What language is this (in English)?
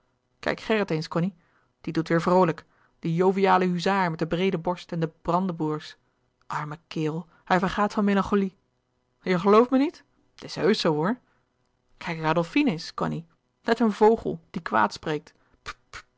Dutch